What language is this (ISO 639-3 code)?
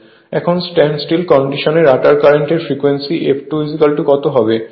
ben